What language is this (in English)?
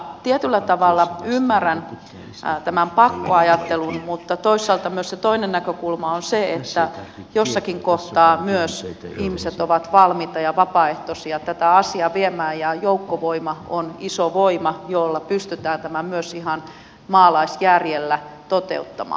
Finnish